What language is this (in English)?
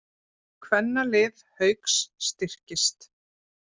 Icelandic